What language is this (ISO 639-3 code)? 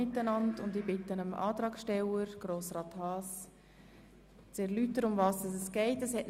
gsw